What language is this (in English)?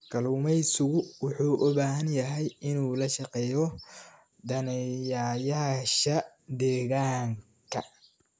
Somali